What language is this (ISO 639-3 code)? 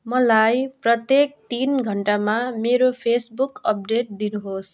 nep